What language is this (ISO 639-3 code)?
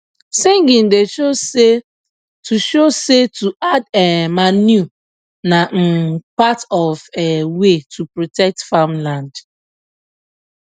pcm